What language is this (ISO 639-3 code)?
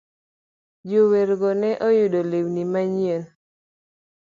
luo